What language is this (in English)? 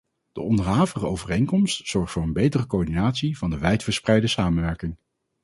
Dutch